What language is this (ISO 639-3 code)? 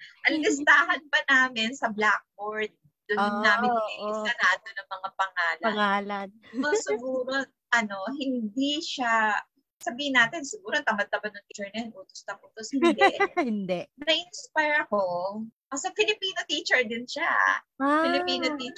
fil